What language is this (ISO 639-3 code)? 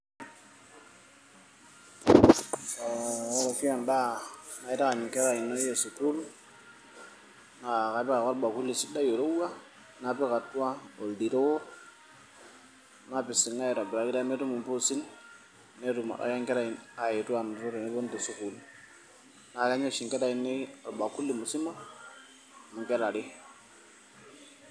mas